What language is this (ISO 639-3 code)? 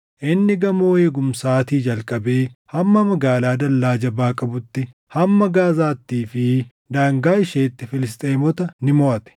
orm